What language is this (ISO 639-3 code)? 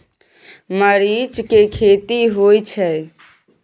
mai